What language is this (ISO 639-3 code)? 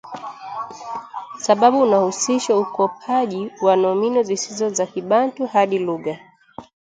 swa